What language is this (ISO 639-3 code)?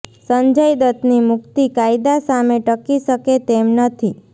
guj